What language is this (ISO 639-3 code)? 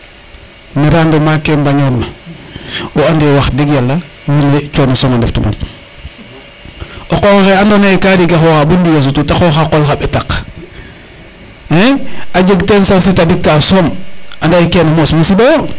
srr